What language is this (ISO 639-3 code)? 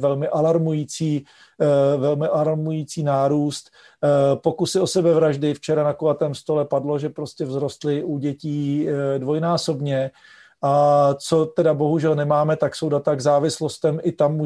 ces